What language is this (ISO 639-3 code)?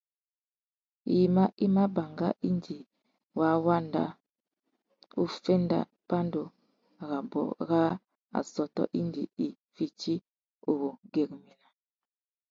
bag